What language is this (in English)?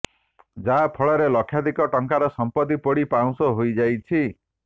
Odia